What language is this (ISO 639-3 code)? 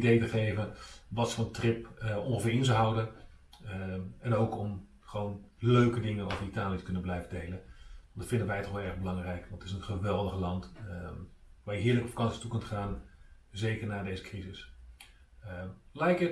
nld